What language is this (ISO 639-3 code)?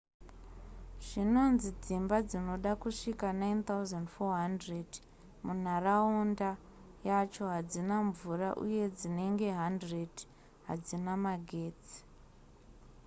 sna